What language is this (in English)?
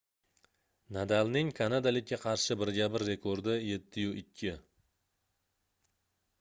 Uzbek